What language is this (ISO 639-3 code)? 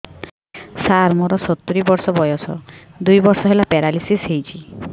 ori